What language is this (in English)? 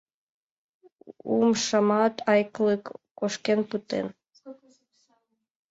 Mari